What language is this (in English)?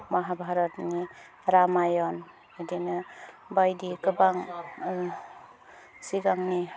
Bodo